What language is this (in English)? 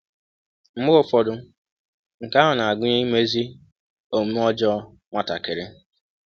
Igbo